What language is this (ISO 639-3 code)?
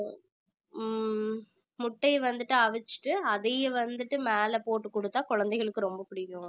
tam